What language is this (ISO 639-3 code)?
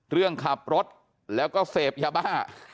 tha